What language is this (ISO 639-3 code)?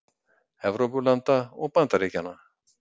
isl